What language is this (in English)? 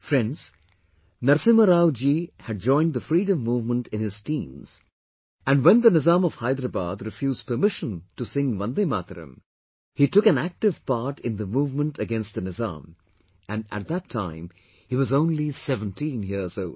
English